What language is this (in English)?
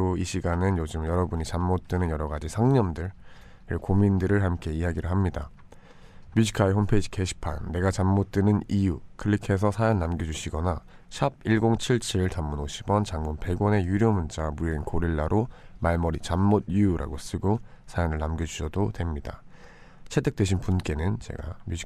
Korean